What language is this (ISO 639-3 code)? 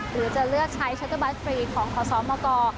tha